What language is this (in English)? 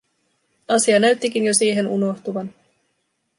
Finnish